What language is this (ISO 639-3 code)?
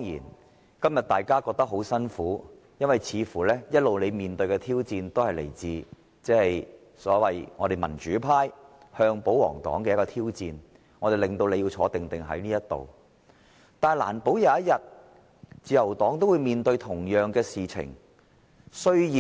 yue